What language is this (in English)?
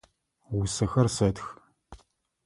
Adyghe